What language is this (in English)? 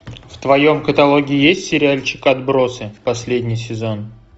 Russian